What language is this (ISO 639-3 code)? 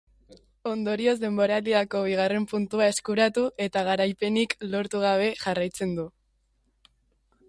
eus